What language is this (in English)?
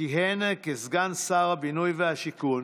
Hebrew